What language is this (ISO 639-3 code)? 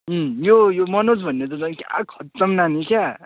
nep